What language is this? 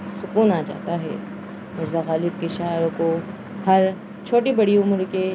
Urdu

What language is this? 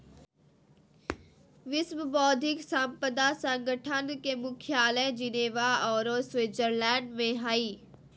Magahi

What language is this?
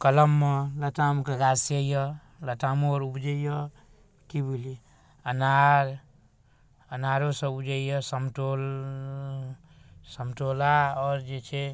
Maithili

